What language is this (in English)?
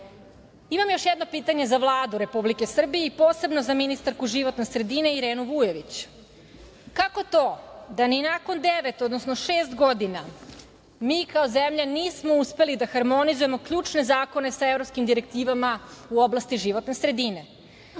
Serbian